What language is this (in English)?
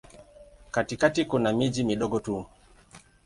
Swahili